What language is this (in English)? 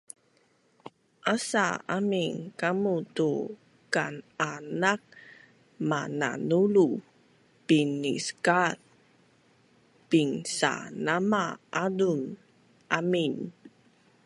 Bunun